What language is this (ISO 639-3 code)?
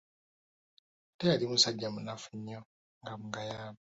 lug